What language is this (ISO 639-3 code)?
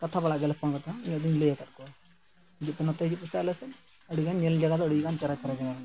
sat